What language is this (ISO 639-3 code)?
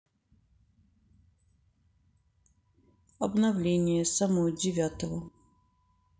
rus